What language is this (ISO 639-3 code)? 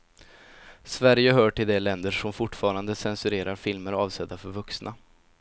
swe